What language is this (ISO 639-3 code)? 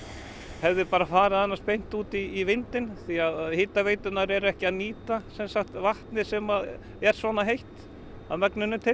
isl